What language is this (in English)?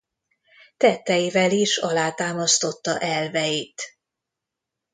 Hungarian